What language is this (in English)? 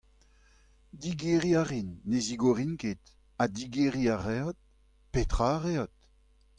Breton